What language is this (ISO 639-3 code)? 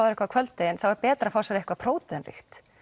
isl